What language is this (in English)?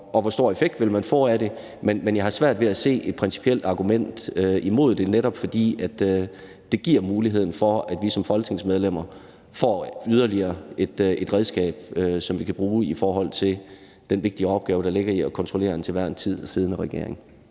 Danish